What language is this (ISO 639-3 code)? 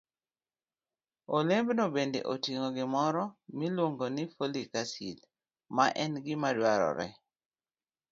luo